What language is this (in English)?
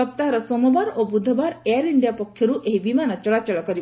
Odia